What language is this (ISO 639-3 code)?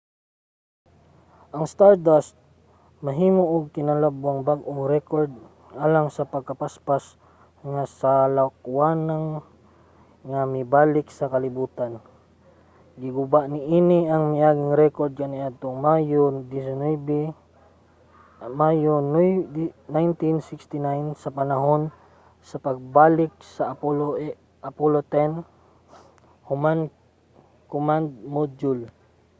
ceb